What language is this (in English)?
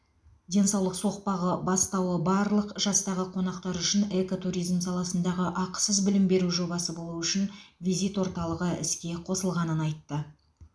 Kazakh